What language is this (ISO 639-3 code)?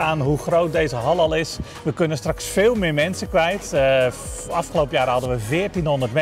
nld